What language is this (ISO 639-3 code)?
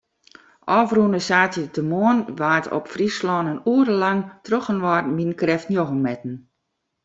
fry